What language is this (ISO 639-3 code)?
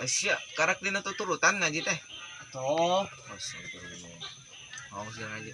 ind